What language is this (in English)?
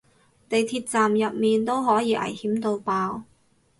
Cantonese